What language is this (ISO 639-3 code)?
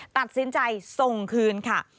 tha